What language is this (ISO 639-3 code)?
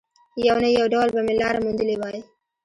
pus